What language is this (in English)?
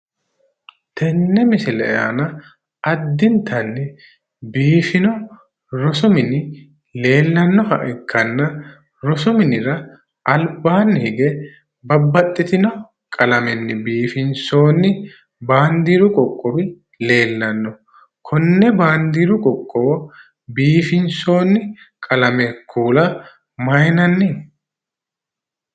Sidamo